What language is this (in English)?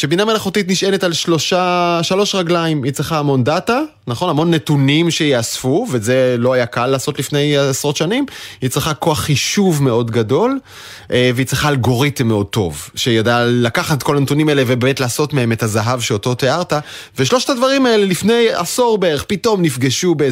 Hebrew